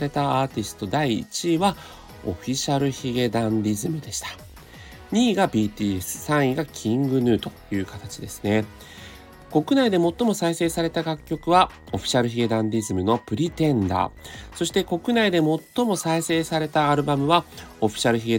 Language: Japanese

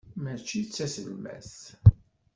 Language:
Kabyle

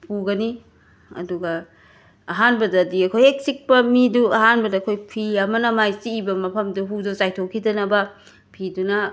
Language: Manipuri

